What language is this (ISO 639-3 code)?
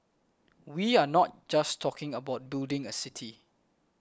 eng